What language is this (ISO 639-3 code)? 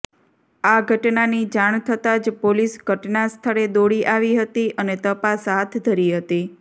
guj